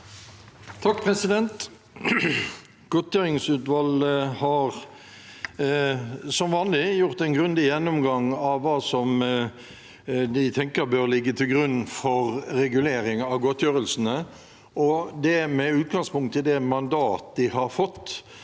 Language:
Norwegian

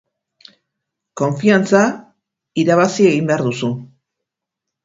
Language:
Basque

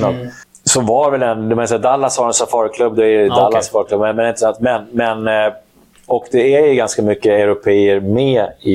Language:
Swedish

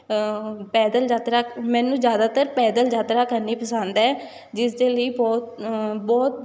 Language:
Punjabi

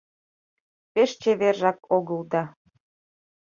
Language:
Mari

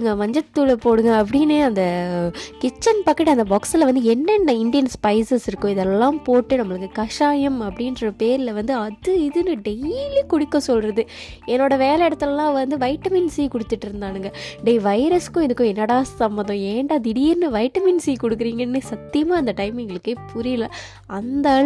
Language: Tamil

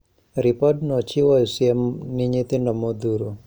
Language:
Luo (Kenya and Tanzania)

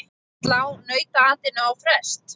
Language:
Icelandic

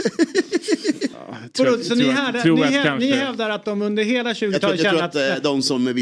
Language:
Swedish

